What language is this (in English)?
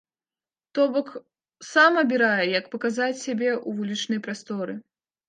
Belarusian